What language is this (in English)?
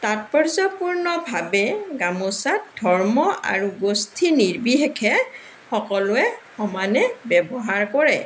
Assamese